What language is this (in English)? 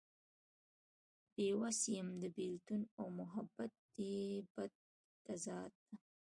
Pashto